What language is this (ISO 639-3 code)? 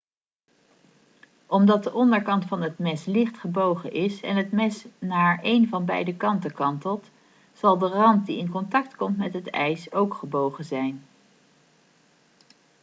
nld